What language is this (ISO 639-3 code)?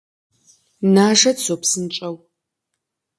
kbd